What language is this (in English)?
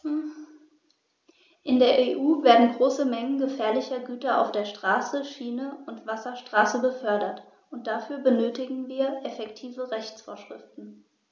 German